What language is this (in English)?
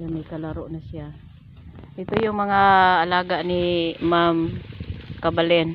Filipino